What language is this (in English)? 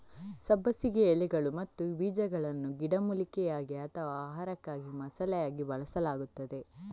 Kannada